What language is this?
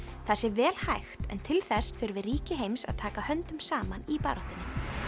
Icelandic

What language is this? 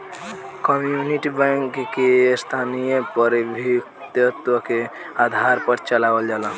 Bhojpuri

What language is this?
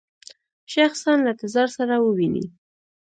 Pashto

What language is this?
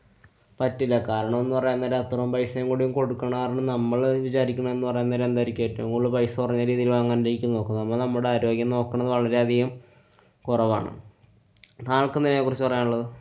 Malayalam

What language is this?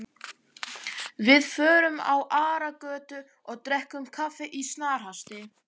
Icelandic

